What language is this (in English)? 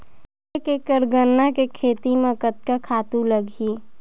Chhattisgarhi